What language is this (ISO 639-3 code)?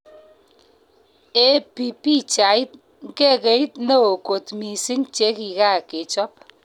kln